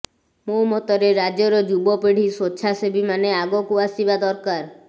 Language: Odia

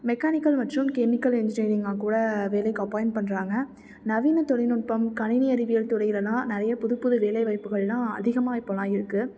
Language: Tamil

